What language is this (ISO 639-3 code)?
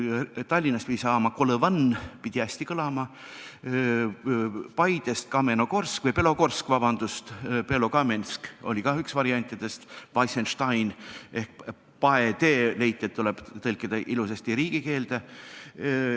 est